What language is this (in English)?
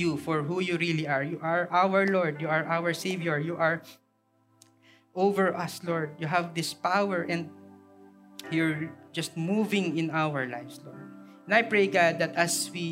Filipino